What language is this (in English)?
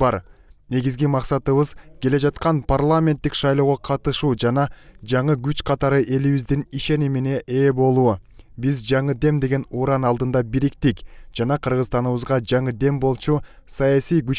Turkish